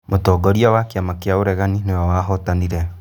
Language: Kikuyu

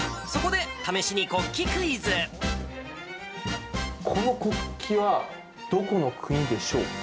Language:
Japanese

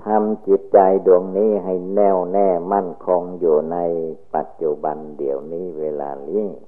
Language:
Thai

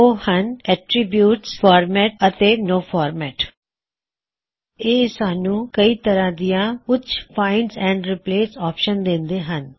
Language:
Punjabi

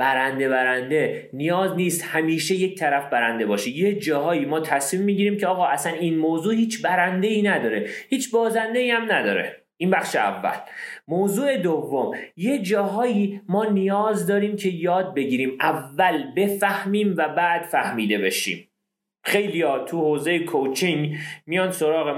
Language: Persian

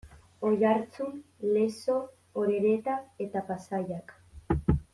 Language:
Basque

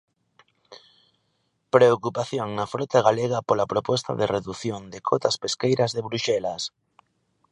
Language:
Galician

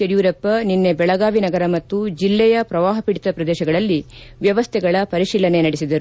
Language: Kannada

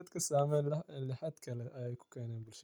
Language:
Somali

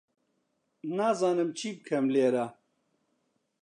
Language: Central Kurdish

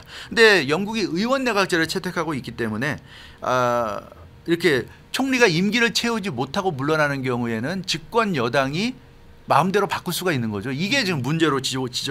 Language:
Korean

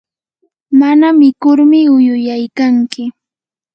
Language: Yanahuanca Pasco Quechua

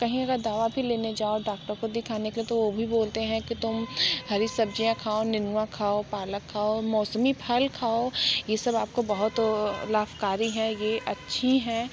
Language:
Hindi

